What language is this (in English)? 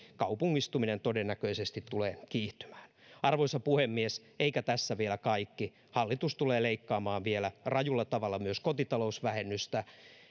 Finnish